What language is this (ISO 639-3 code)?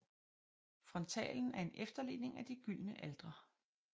dan